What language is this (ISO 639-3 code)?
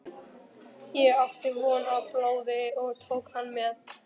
isl